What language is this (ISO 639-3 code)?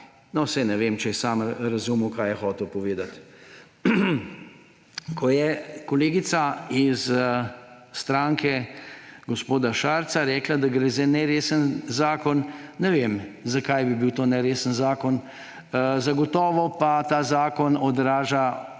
slv